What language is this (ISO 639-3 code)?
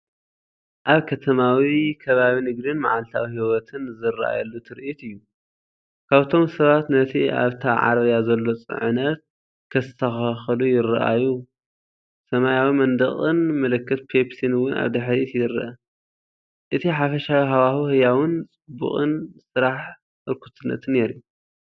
tir